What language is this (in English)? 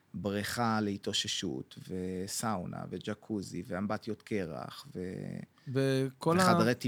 Hebrew